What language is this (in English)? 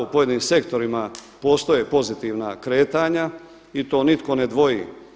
Croatian